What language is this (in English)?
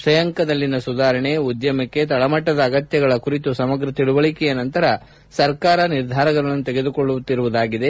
Kannada